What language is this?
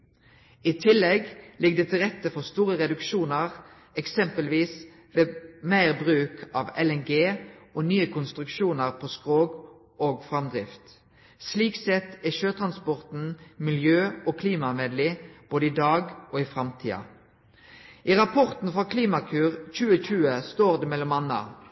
Norwegian Nynorsk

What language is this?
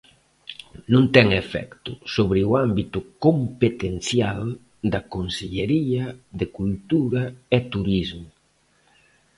Galician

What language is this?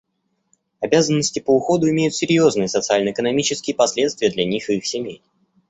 Russian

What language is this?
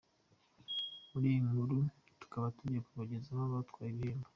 Kinyarwanda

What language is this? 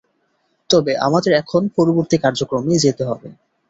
Bangla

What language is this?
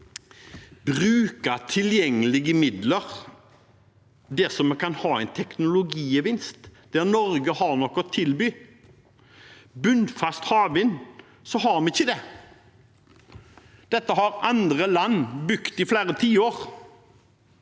Norwegian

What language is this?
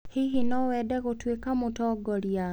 Kikuyu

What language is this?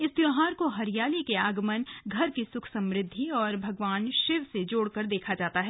Hindi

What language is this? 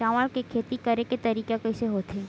Chhattisgarhi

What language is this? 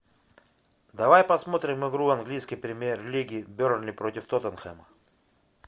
Russian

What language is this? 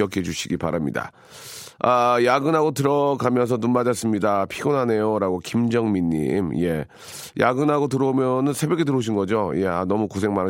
Korean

